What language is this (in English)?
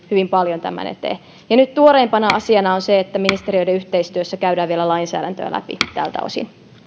Finnish